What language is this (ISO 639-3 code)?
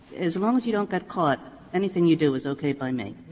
eng